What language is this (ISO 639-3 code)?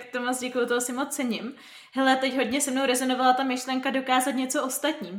ces